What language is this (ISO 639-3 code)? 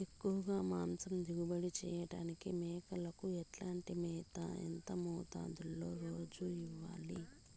tel